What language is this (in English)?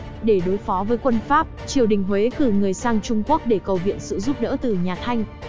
Vietnamese